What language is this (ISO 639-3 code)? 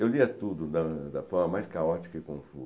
por